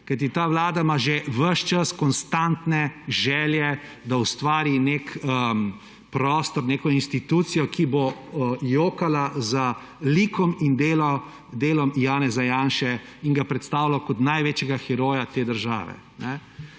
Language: Slovenian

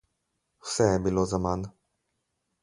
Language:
Slovenian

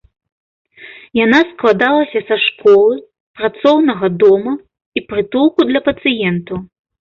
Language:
Belarusian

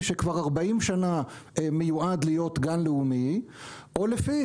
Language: Hebrew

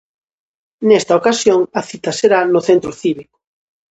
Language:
Galician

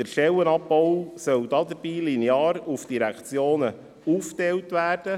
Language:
Swiss German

